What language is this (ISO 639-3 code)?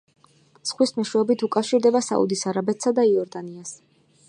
kat